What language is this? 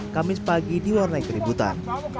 Indonesian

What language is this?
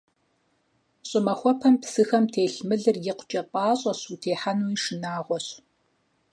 Kabardian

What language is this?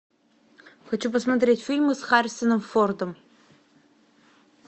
Russian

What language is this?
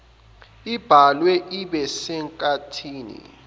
Zulu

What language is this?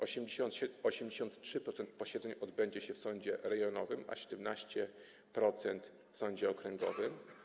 Polish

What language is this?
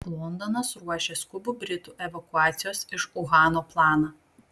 Lithuanian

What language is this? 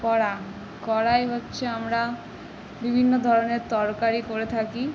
Bangla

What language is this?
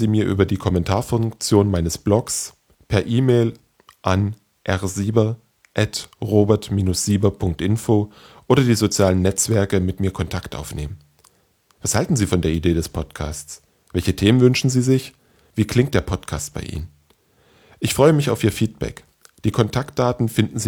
German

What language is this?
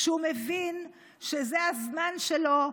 Hebrew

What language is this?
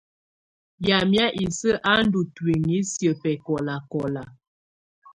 Tunen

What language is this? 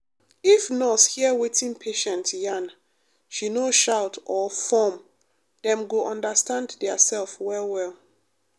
Nigerian Pidgin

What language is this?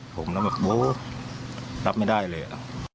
Thai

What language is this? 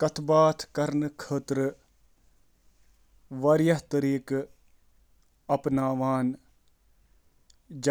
Kashmiri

